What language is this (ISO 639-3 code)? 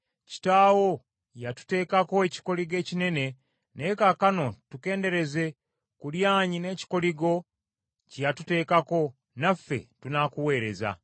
lug